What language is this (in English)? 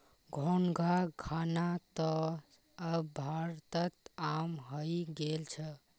Magahi